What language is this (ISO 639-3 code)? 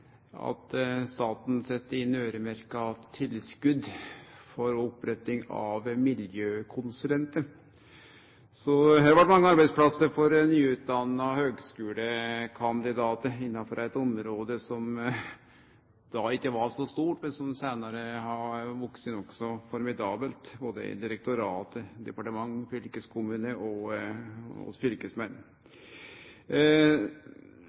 nno